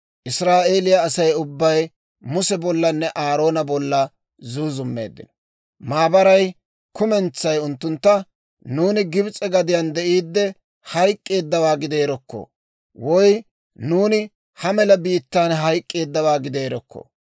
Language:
Dawro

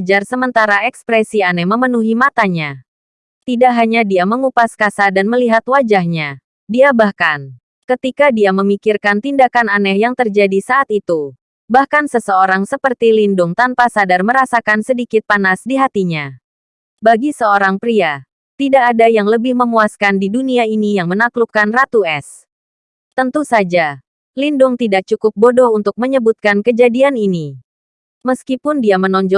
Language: Indonesian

